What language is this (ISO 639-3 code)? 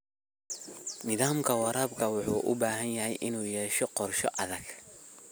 som